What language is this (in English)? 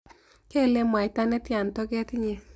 Kalenjin